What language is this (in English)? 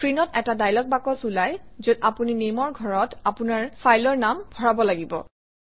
Assamese